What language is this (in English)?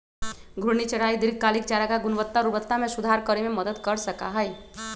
Magahi